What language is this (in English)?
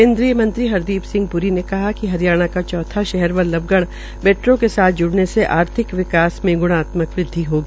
Hindi